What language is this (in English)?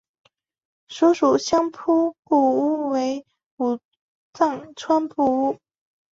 Chinese